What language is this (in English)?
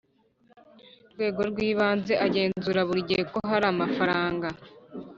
Kinyarwanda